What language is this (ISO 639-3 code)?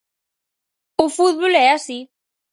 glg